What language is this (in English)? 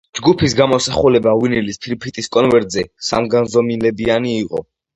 Georgian